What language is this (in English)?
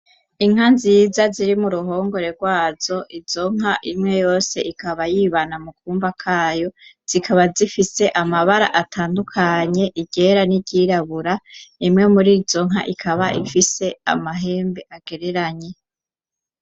Rundi